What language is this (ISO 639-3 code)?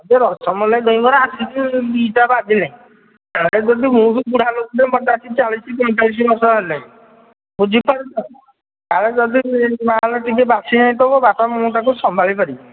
ori